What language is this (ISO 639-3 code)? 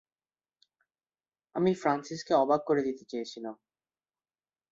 ben